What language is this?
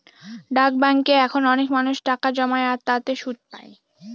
Bangla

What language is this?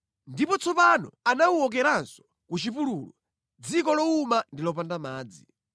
Nyanja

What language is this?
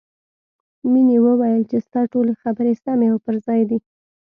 Pashto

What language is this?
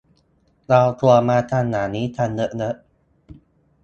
Thai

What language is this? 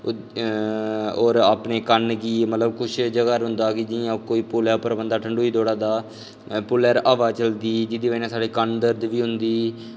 Dogri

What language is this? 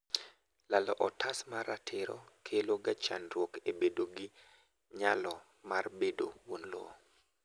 Luo (Kenya and Tanzania)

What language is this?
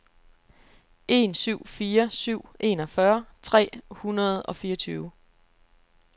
Danish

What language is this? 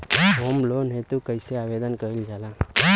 Bhojpuri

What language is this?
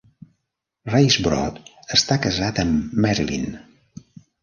Catalan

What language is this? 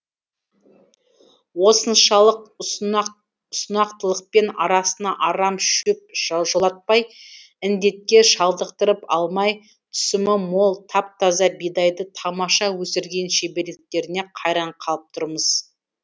Kazakh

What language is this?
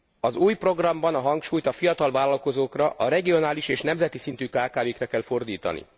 Hungarian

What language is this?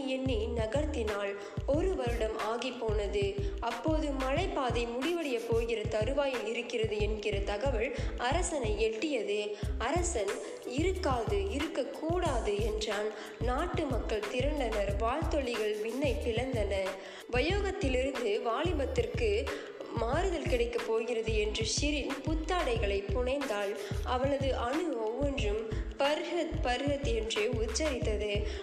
Tamil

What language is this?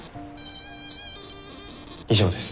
Japanese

